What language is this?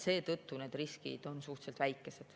Estonian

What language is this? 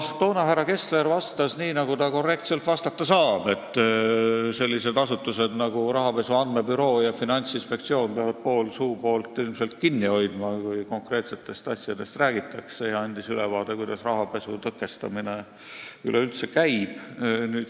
Estonian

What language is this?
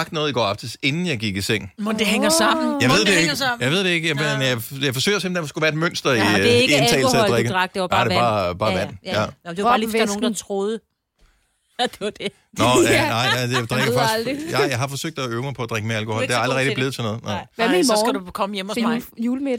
Danish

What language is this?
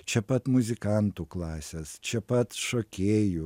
Lithuanian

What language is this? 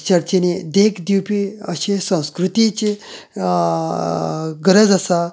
Konkani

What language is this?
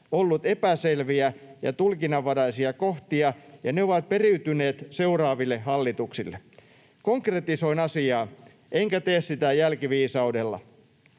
Finnish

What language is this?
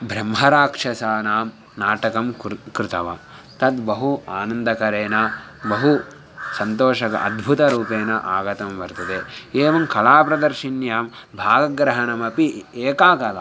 Sanskrit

